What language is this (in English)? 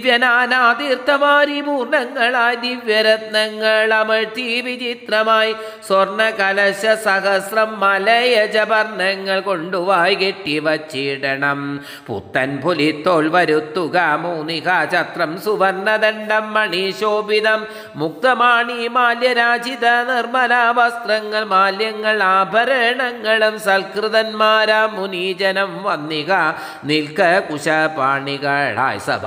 Malayalam